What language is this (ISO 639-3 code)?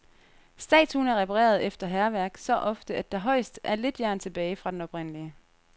dan